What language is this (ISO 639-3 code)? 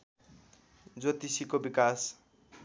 nep